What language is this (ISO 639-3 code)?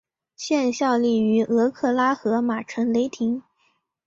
zho